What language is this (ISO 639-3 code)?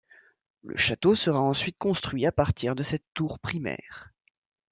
fra